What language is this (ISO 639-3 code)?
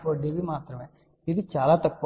tel